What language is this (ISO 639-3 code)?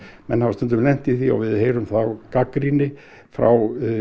isl